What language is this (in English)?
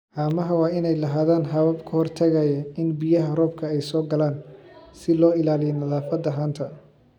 Somali